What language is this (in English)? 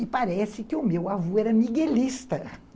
Portuguese